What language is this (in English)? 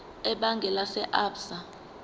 Zulu